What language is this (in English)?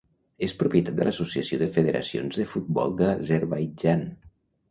Catalan